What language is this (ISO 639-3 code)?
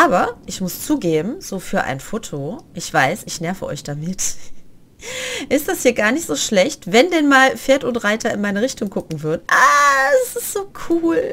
deu